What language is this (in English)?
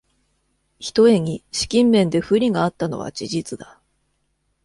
Japanese